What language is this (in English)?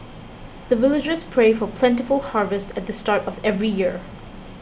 English